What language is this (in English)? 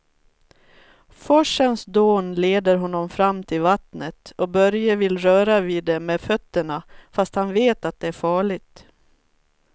Swedish